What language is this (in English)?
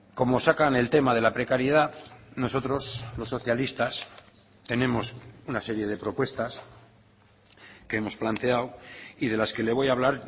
Spanish